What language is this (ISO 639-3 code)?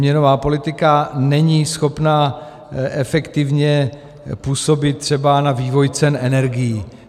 ces